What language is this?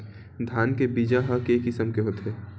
Chhattisgarhi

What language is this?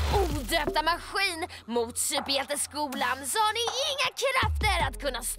Swedish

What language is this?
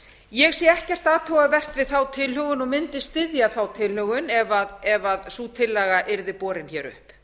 Icelandic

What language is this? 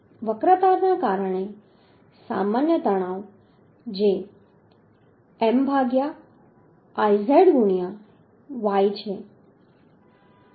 Gujarati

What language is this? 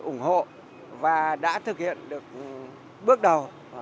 Vietnamese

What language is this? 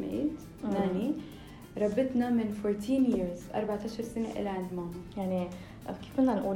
Arabic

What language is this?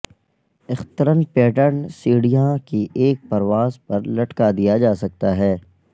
Urdu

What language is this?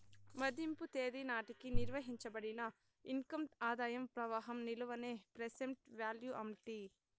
Telugu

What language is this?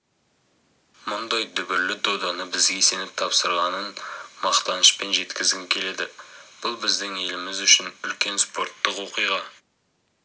Kazakh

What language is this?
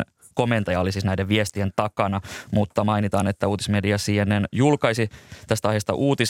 Finnish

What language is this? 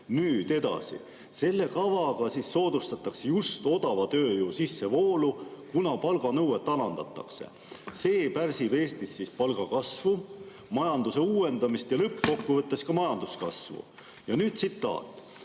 Estonian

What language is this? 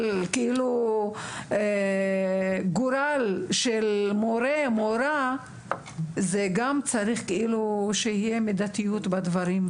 Hebrew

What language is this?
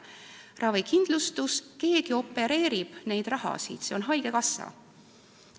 Estonian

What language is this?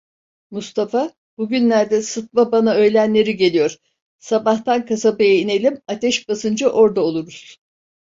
Turkish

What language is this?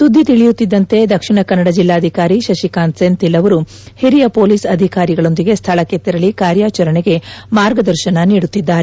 Kannada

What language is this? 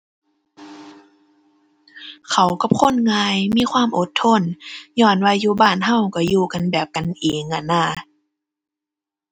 Thai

